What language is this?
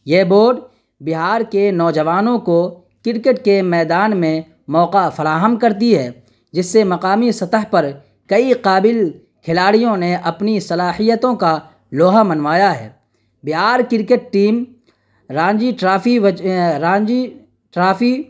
Urdu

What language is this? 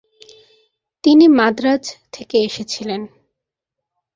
Bangla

